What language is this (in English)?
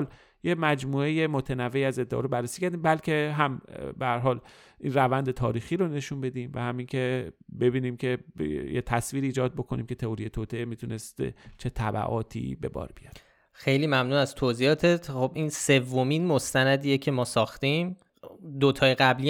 Persian